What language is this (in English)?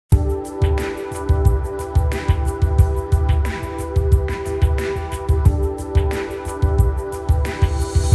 Spanish